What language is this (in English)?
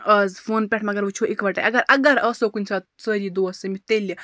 Kashmiri